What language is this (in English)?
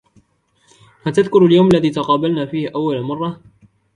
Arabic